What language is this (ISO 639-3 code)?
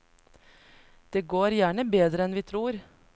nor